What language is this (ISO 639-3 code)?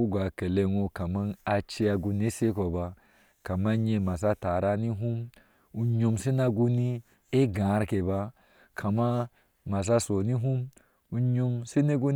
ahs